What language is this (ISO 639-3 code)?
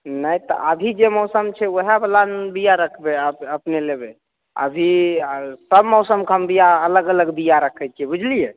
mai